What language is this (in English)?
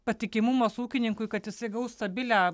Lithuanian